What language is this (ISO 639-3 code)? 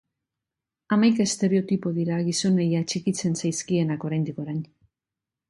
eus